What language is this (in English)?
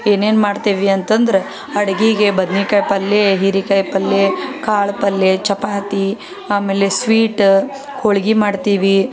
Kannada